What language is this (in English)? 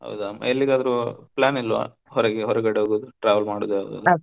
Kannada